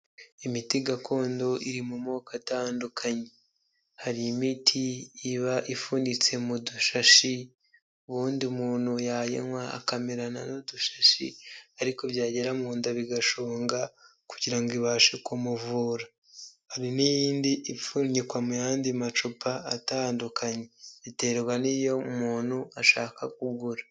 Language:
Kinyarwanda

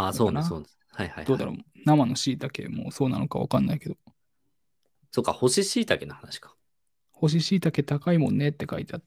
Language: Japanese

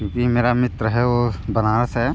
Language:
Hindi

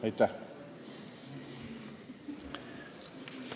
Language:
Estonian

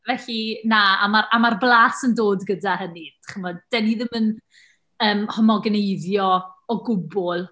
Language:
Welsh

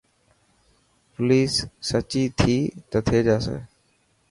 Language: Dhatki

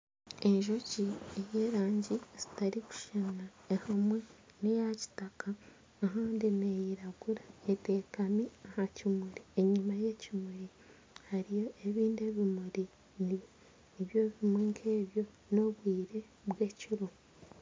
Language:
Nyankole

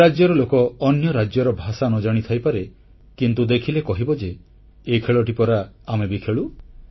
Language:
Odia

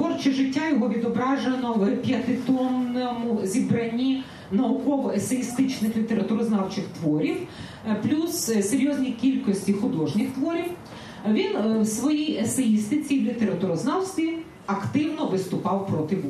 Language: Ukrainian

